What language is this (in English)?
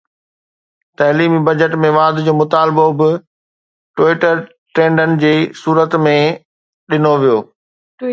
Sindhi